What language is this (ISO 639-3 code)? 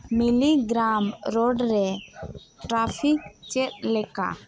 sat